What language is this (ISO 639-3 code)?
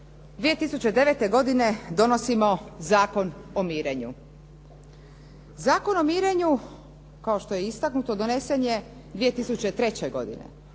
hrv